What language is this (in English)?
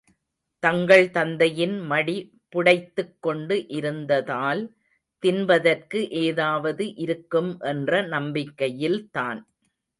Tamil